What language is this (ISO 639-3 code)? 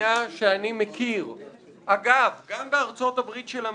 heb